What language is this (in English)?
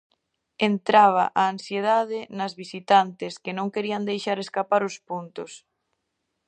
Galician